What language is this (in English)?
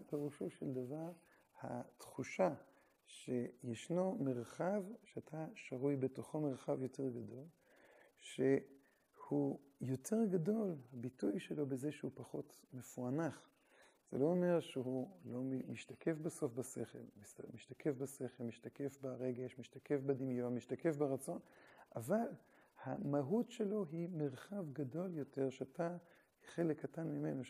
Hebrew